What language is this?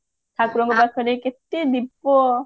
Odia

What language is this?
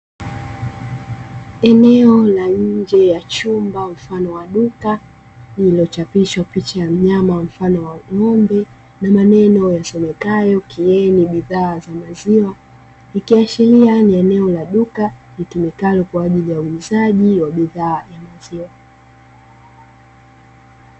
Swahili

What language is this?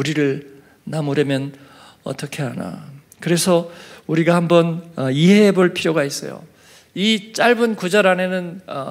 Korean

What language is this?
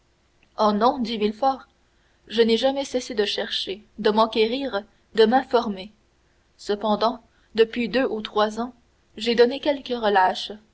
French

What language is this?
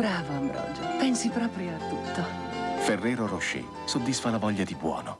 Italian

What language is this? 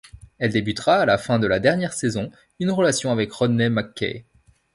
French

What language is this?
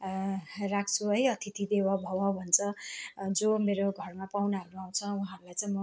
Nepali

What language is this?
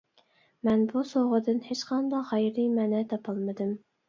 Uyghur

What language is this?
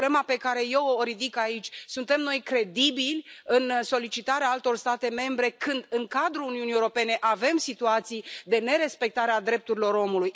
Romanian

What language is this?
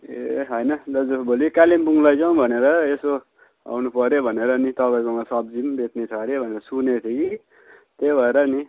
Nepali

